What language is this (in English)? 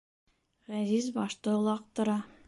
Bashkir